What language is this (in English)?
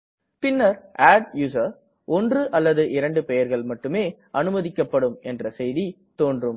Tamil